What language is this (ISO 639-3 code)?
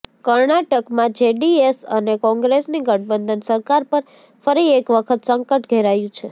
guj